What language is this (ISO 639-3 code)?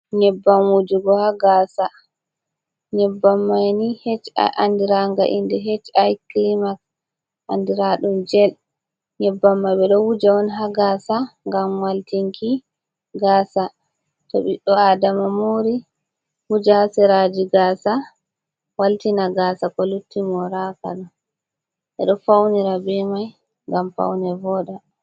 ful